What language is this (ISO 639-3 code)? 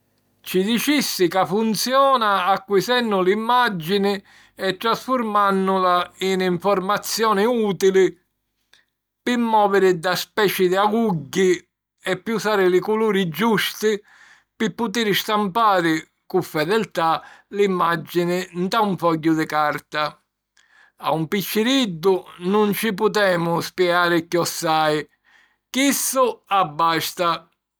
scn